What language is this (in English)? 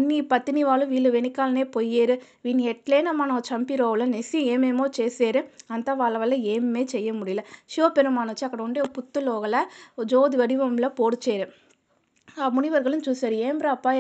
Telugu